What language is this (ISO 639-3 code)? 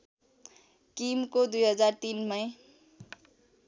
nep